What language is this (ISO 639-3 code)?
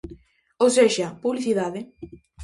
glg